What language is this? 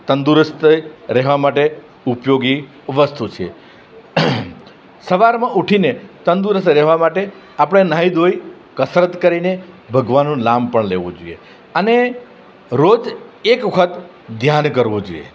Gujarati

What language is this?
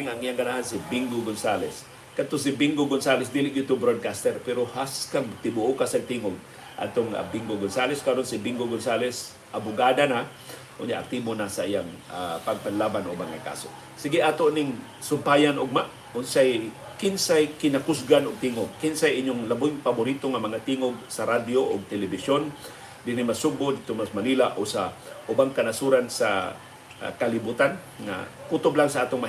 Filipino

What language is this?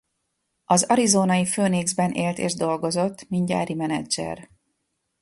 Hungarian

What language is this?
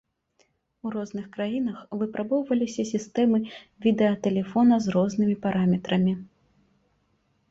Belarusian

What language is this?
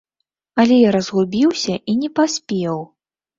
Belarusian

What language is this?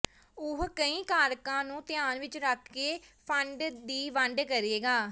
Punjabi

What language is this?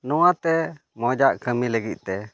Santali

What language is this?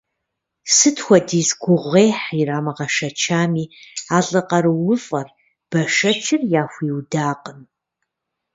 Kabardian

